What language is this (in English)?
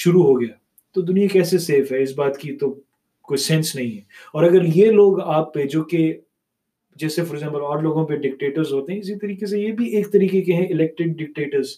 Urdu